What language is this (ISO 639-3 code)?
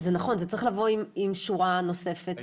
heb